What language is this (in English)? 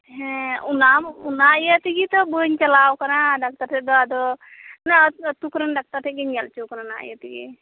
Santali